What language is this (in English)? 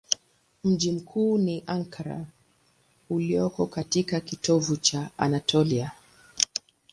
Swahili